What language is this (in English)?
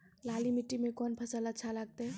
Maithili